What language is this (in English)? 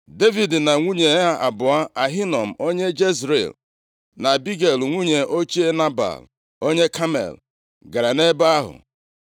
Igbo